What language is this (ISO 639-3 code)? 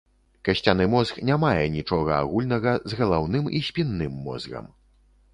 bel